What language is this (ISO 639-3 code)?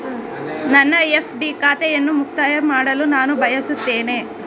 kan